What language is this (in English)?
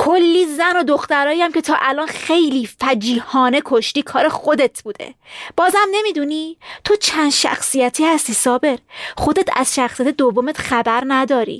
Persian